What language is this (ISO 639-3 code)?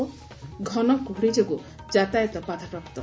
ori